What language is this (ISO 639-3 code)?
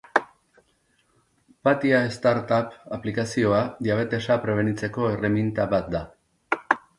eus